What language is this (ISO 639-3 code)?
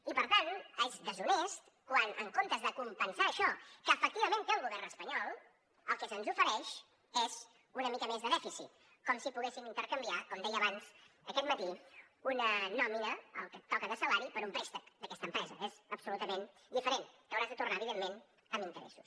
cat